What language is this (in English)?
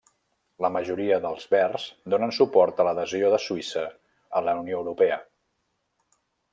Catalan